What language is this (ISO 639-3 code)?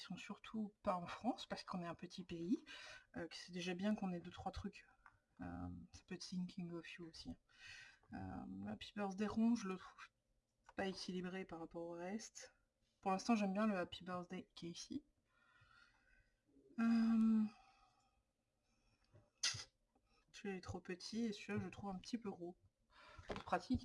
fra